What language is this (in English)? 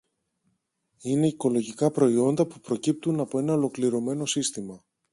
Greek